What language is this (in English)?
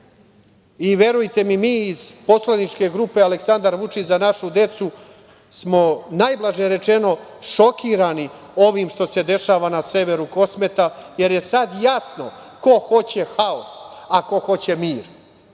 Serbian